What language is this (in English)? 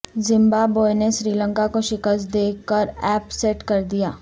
Urdu